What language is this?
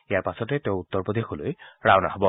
Assamese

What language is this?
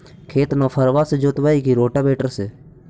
Magahi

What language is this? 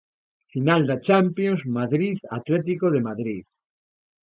Galician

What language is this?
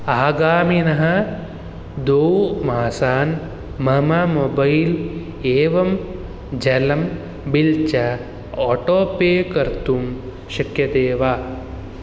Sanskrit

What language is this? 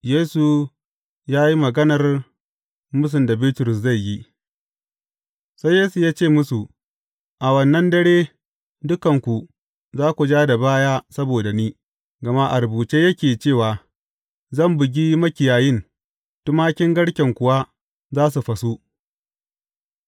Hausa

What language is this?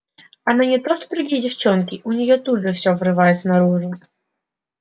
Russian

